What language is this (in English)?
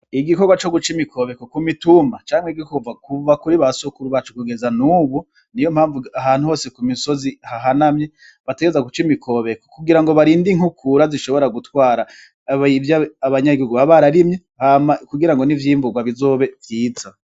Rundi